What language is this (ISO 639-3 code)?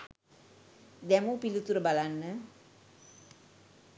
sin